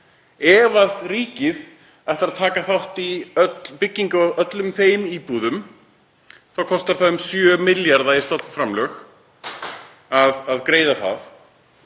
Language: Icelandic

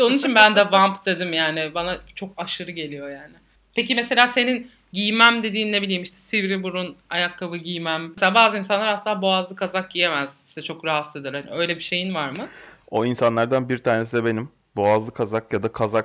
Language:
Turkish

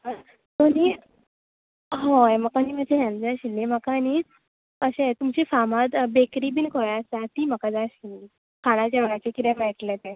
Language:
Konkani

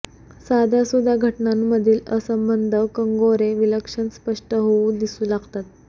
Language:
Marathi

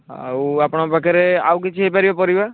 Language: Odia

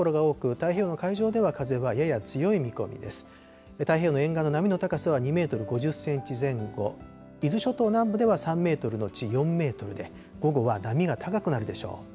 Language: Japanese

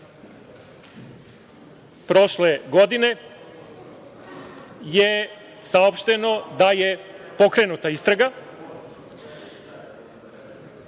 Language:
Serbian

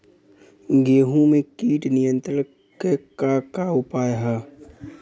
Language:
Bhojpuri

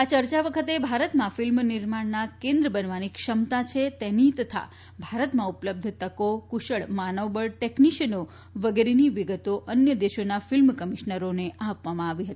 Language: Gujarati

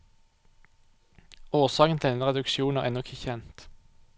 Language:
Norwegian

